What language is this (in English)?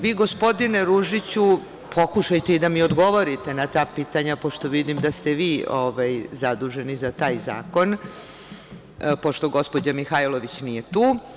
Serbian